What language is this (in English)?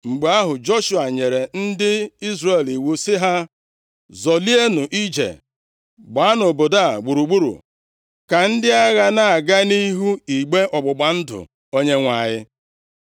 Igbo